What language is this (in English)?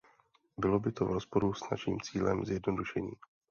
Czech